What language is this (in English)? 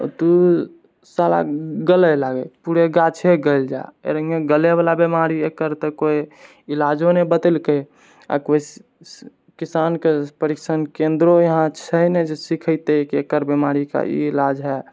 Maithili